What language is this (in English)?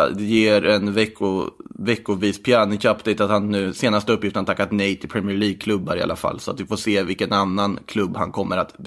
Swedish